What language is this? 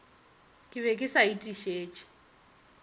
Northern Sotho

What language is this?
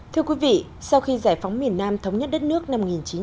Vietnamese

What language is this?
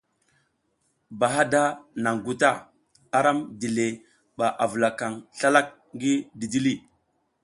South Giziga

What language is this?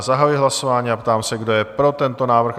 Czech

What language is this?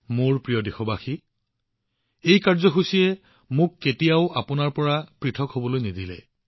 Assamese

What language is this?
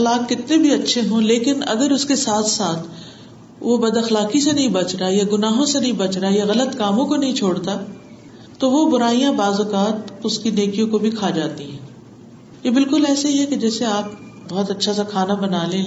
Urdu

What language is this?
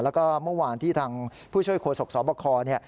Thai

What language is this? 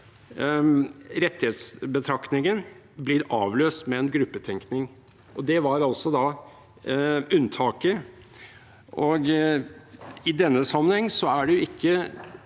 Norwegian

